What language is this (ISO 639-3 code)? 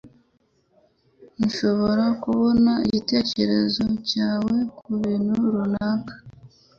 kin